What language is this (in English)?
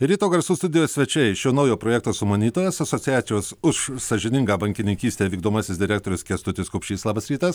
Lithuanian